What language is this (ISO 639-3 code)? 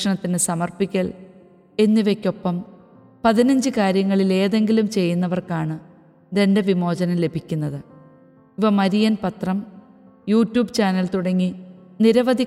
mal